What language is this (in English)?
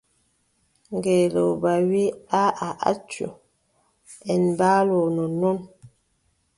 Adamawa Fulfulde